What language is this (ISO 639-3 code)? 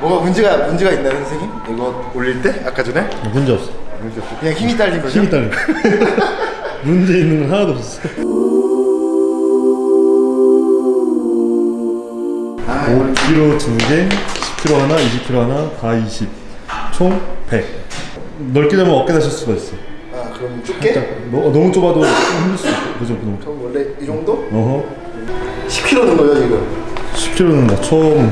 kor